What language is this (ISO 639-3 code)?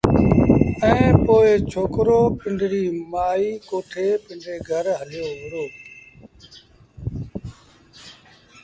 sbn